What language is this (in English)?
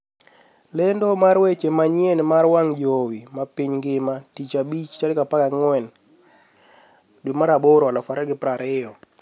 Luo (Kenya and Tanzania)